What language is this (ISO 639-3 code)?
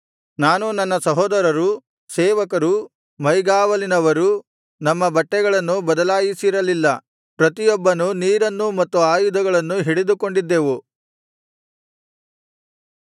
kan